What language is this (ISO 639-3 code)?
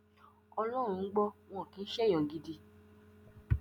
yor